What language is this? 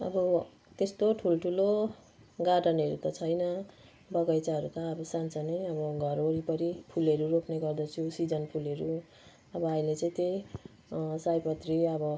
Nepali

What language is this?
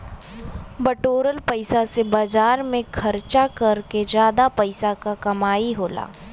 Bhojpuri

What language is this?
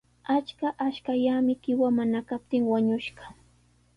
Sihuas Ancash Quechua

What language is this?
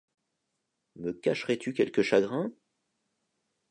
French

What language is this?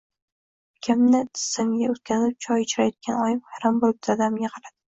Uzbek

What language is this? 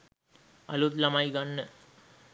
Sinhala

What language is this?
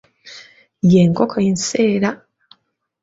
Ganda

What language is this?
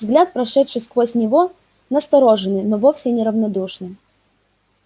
Russian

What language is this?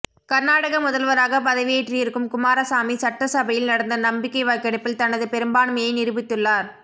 Tamil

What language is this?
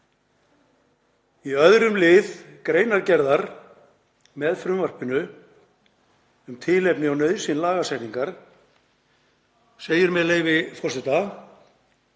Icelandic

